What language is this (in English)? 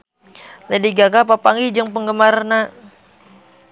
Sundanese